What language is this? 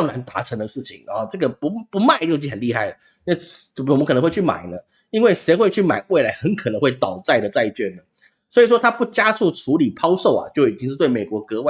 Chinese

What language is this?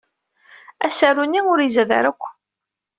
Kabyle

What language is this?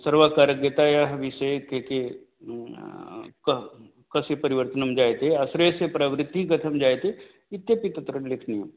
Sanskrit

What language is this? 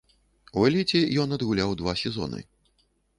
Belarusian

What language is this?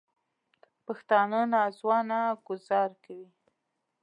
Pashto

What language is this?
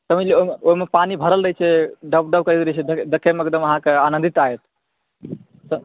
Maithili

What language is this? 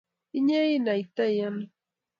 Kalenjin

